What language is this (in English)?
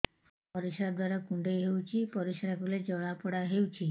Odia